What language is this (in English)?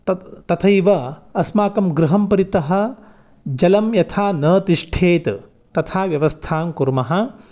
Sanskrit